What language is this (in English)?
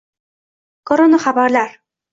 Uzbek